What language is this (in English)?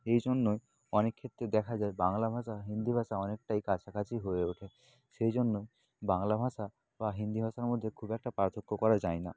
Bangla